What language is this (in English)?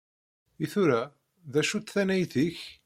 Kabyle